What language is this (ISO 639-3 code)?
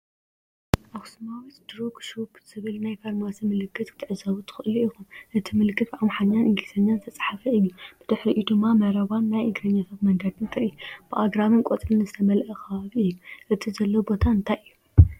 tir